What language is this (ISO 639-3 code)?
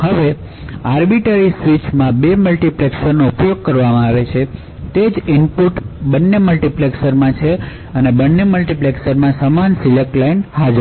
guj